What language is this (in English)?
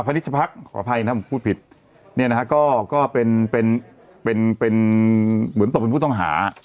Thai